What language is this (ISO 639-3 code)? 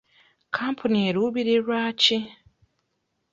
lug